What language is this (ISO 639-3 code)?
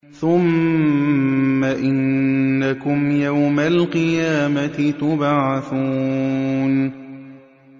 ara